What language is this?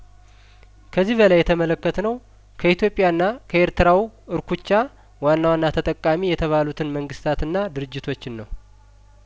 Amharic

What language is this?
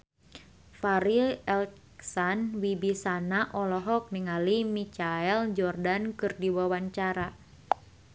Sundanese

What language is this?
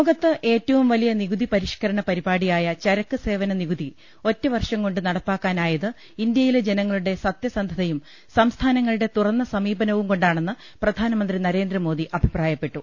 Malayalam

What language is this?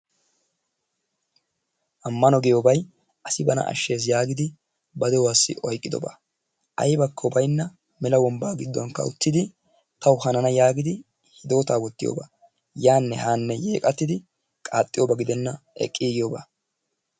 Wolaytta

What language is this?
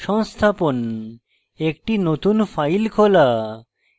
Bangla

